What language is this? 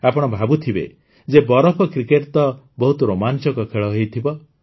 Odia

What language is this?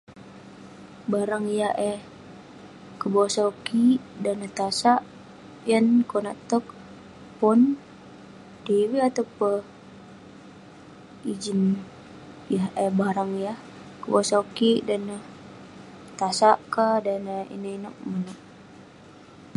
Western Penan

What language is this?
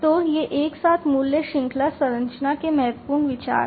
Hindi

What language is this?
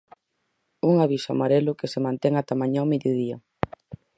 Galician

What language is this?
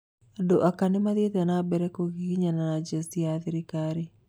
Kikuyu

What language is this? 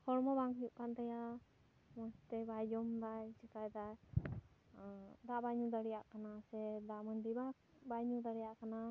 Santali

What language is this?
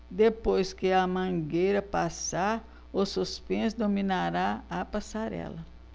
Portuguese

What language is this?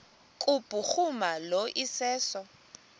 Xhosa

